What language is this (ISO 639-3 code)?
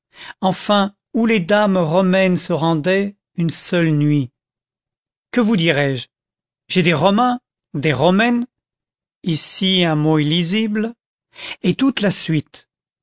fra